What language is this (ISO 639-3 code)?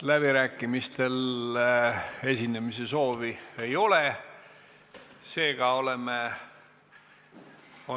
est